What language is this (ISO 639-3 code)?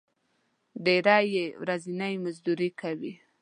pus